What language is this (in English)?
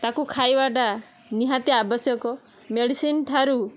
Odia